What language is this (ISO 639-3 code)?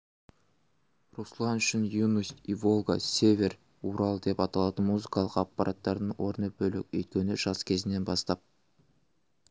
kaz